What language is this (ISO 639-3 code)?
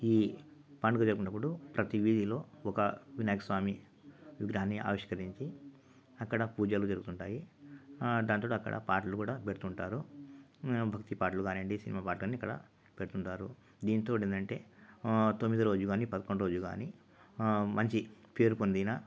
tel